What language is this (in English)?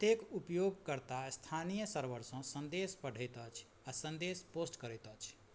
Maithili